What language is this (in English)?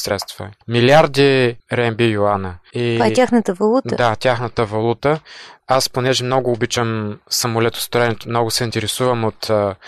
Bulgarian